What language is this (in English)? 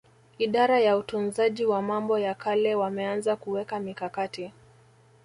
Swahili